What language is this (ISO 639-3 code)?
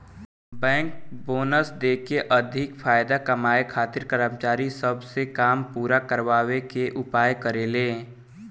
bho